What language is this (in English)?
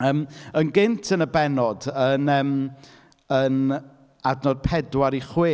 Welsh